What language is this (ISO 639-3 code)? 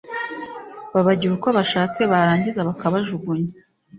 kin